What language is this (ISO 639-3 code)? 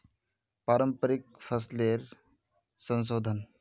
mag